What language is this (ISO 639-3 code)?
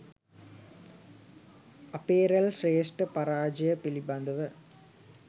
sin